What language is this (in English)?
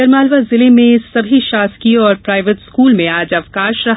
Hindi